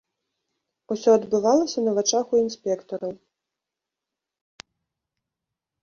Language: Belarusian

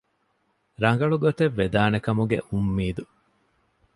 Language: Divehi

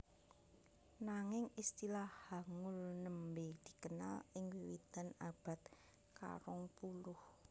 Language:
Javanese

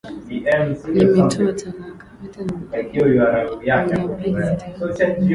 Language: Swahili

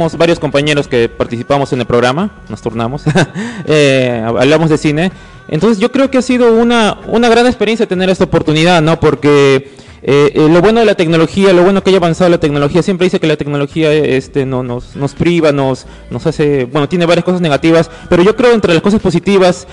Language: Spanish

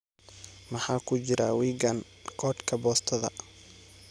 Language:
Somali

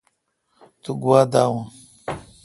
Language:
Kalkoti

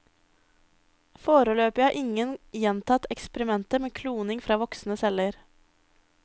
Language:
Norwegian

